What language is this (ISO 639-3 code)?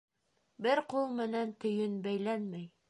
bak